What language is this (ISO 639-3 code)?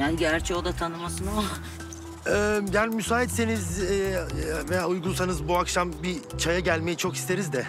tur